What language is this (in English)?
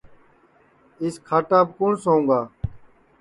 Sansi